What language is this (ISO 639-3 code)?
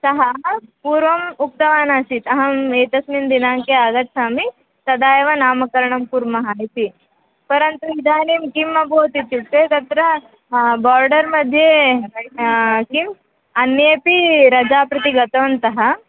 san